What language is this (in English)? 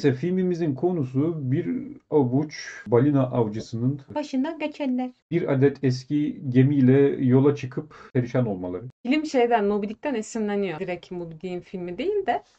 Turkish